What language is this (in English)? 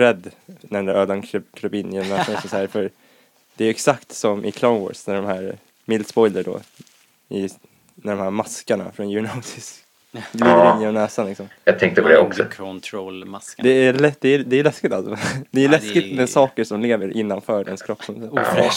Swedish